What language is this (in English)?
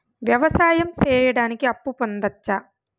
Telugu